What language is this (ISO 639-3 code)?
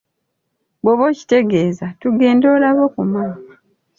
lug